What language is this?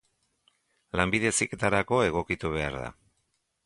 Basque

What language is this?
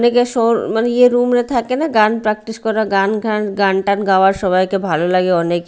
Bangla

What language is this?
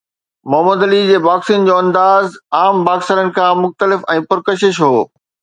Sindhi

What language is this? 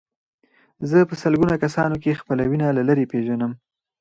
Pashto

